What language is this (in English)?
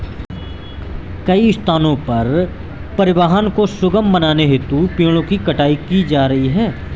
Hindi